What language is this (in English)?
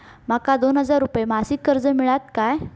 Marathi